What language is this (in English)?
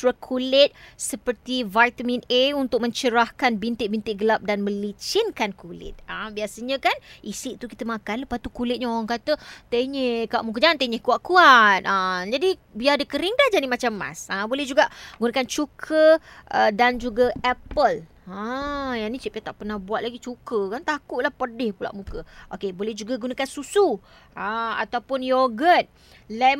Malay